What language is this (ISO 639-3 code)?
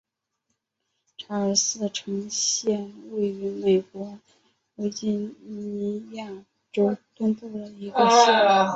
zho